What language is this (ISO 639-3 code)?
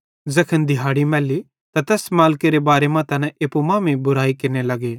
bhd